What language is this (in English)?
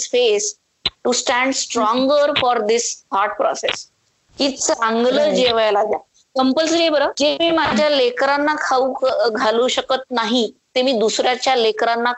Marathi